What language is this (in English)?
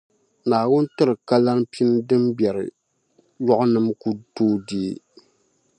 Dagbani